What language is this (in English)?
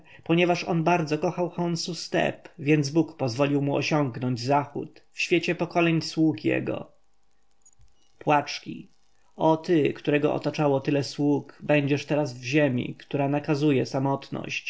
Polish